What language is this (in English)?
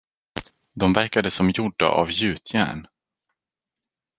Swedish